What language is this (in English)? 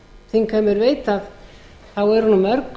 Icelandic